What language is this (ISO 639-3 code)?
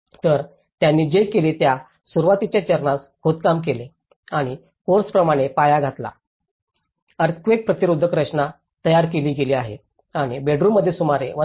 mar